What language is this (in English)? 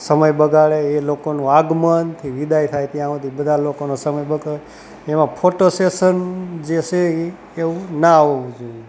Gujarati